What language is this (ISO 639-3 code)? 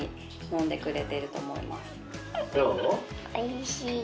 jpn